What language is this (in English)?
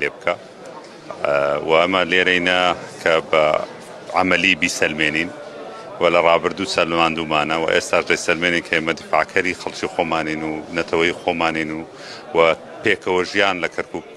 Arabic